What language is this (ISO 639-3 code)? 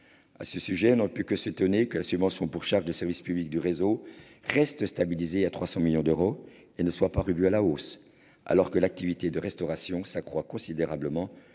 fra